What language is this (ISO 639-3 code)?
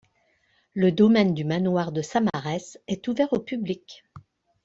fra